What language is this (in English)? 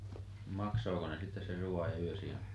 Finnish